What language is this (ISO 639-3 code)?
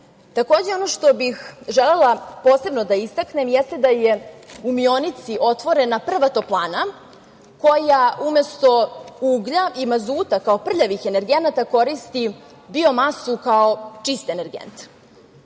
srp